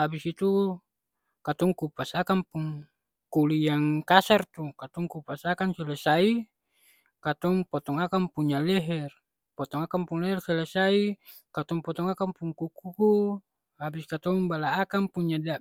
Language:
Ambonese Malay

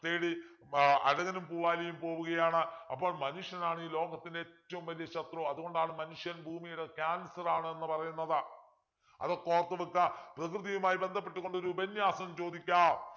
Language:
Malayalam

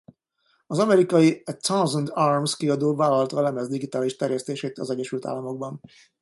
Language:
Hungarian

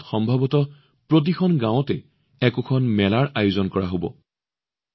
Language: Assamese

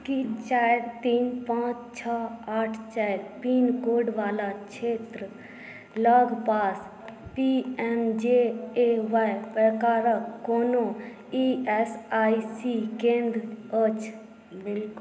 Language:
Maithili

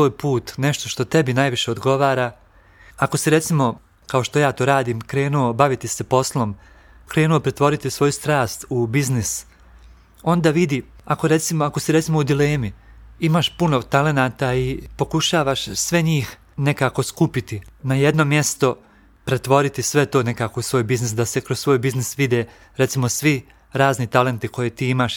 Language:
Croatian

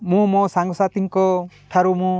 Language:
Odia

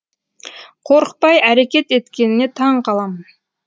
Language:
Kazakh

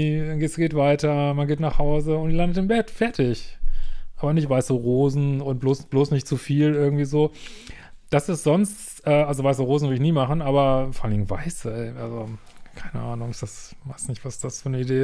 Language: German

